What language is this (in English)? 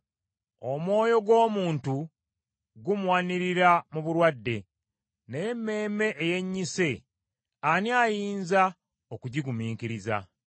Ganda